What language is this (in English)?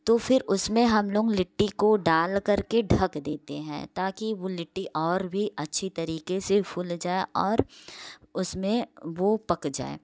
Hindi